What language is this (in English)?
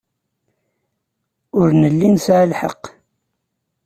Kabyle